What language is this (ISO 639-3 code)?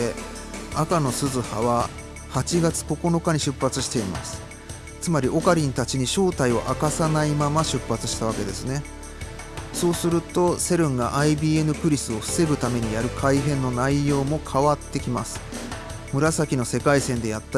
jpn